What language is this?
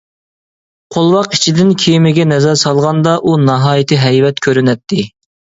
Uyghur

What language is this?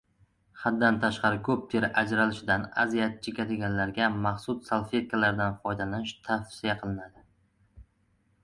Uzbek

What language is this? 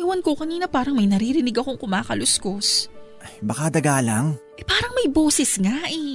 Filipino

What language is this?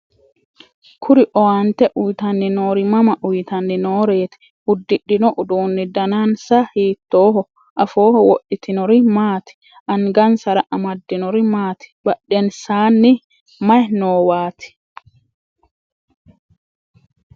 Sidamo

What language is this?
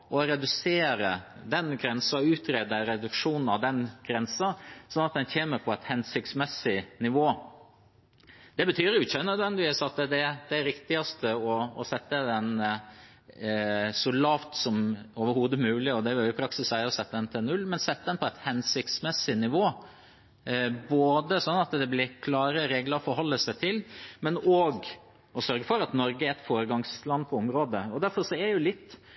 Norwegian Bokmål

